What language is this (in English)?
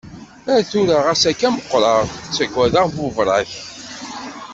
Kabyle